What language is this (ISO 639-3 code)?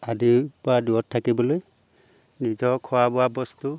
asm